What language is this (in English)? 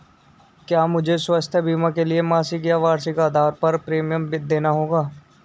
Hindi